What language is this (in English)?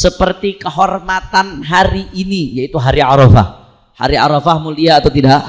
Indonesian